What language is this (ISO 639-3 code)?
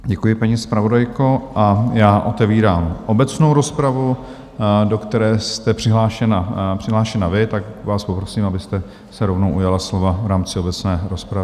ces